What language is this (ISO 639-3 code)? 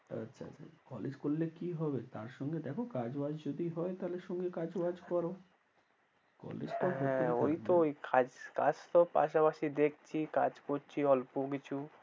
ben